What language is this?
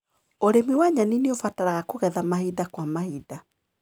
Kikuyu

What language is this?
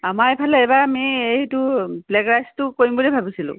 Assamese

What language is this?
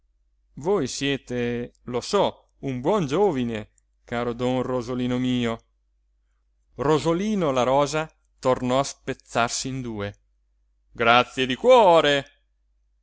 Italian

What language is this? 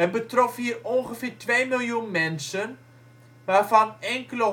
Dutch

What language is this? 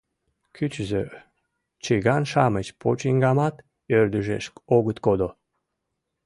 Mari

